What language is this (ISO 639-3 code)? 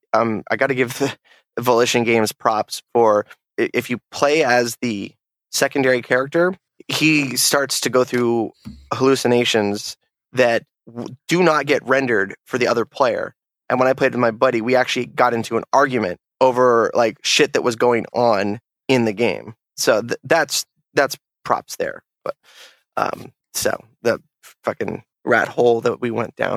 eng